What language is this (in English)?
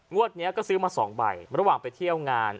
Thai